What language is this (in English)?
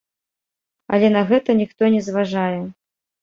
Belarusian